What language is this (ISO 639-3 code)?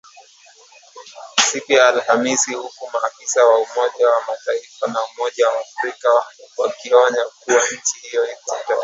swa